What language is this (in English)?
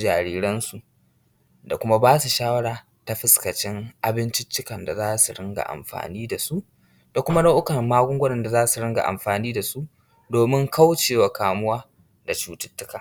Hausa